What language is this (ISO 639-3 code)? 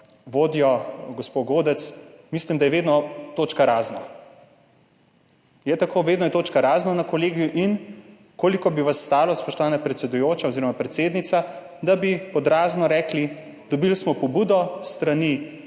slv